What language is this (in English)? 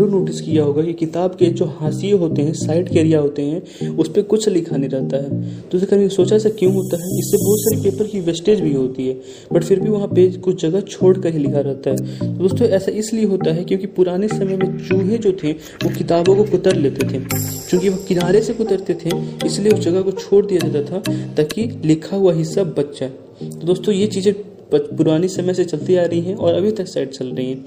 Hindi